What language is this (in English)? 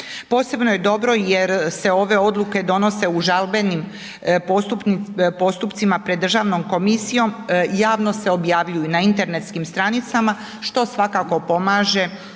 Croatian